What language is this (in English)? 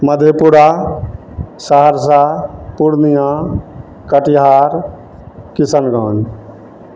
Maithili